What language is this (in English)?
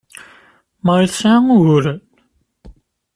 Kabyle